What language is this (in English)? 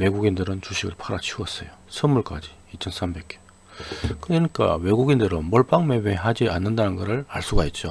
Korean